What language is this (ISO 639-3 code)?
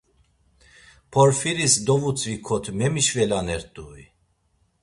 lzz